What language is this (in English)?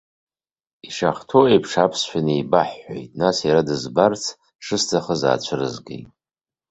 Abkhazian